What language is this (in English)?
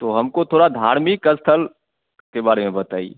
Hindi